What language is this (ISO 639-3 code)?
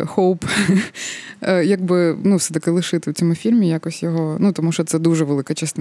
ukr